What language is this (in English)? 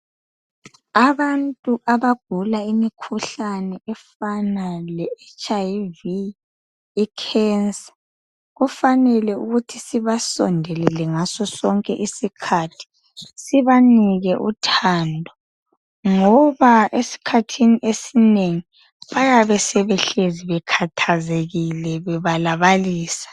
North Ndebele